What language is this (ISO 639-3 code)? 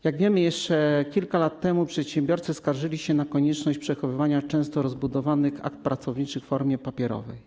pol